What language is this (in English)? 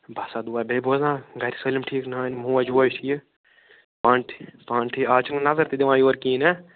Kashmiri